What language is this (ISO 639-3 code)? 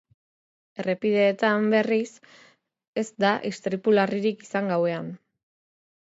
eus